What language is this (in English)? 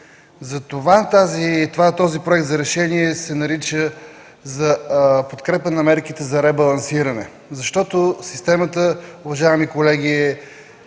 Bulgarian